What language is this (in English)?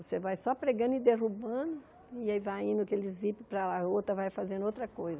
Portuguese